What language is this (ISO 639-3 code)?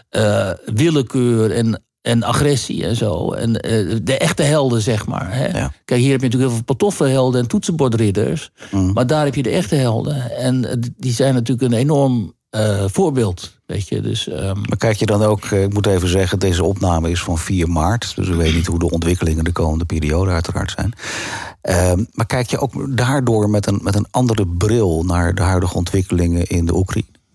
nld